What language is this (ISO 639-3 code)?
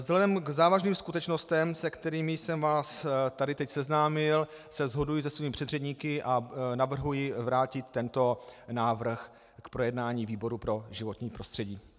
ces